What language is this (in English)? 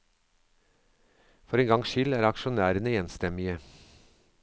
Norwegian